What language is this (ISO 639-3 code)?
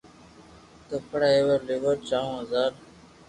lrk